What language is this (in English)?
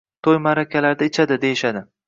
Uzbek